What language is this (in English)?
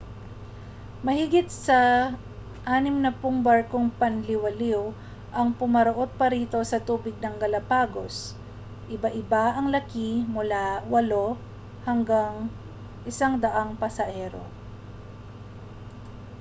Filipino